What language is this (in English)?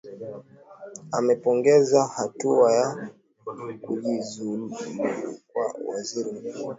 Swahili